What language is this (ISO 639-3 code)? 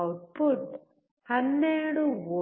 kan